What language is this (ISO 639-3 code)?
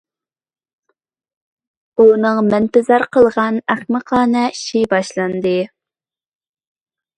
uig